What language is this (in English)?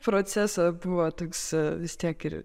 Lithuanian